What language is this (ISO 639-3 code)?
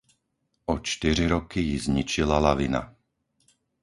ces